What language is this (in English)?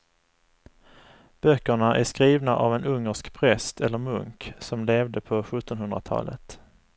Swedish